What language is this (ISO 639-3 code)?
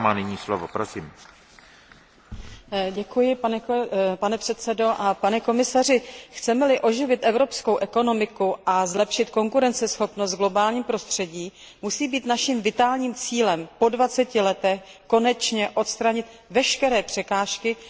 ces